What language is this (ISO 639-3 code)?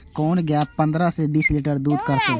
mai